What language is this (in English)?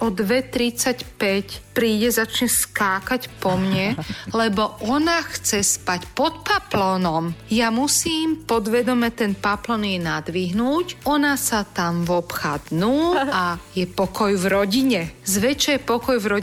Slovak